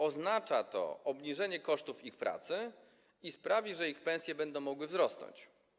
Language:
Polish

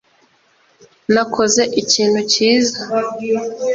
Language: Kinyarwanda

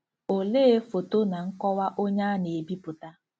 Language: Igbo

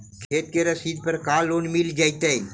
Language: Magahi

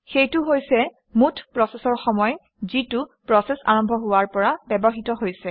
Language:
Assamese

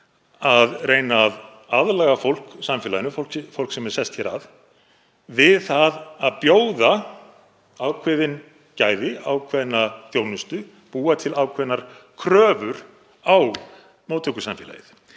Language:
Icelandic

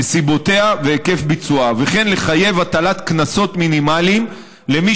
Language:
Hebrew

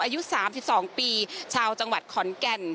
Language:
Thai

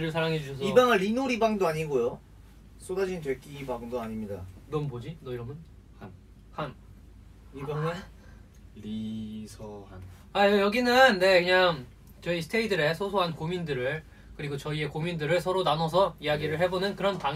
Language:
Korean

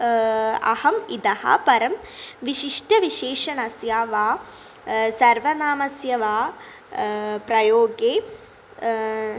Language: Sanskrit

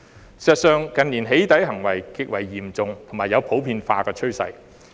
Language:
Cantonese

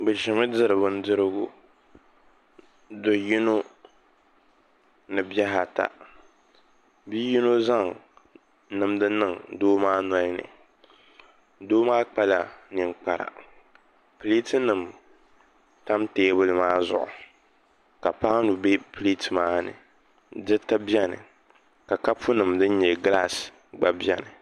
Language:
Dagbani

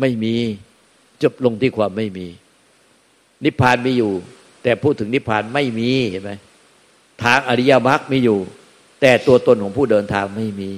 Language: Thai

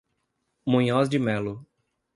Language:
Portuguese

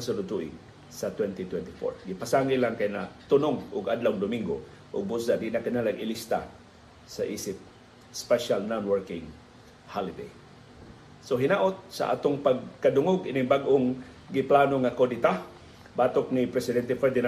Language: Filipino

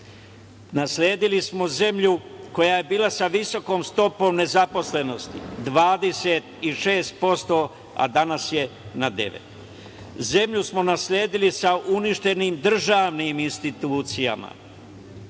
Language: Serbian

